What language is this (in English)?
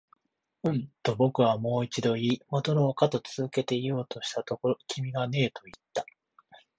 Japanese